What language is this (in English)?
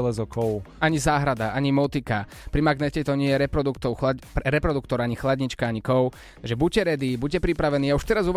Slovak